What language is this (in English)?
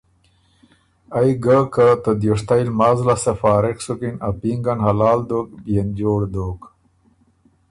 Ormuri